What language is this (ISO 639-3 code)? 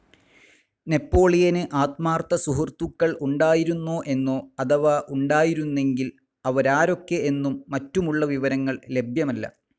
mal